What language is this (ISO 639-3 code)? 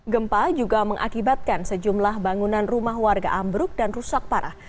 ind